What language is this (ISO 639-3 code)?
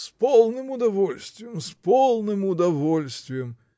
rus